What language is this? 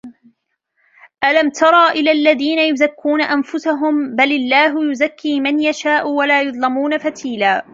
Arabic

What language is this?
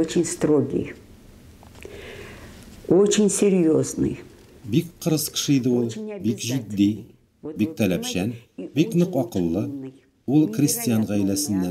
Russian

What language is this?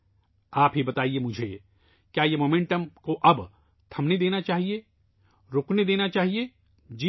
Urdu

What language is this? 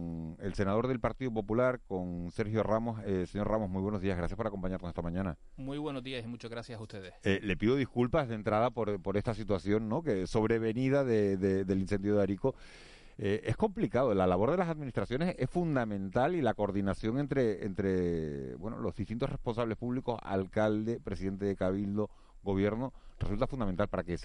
Spanish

